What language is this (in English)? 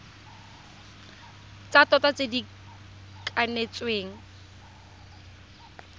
Tswana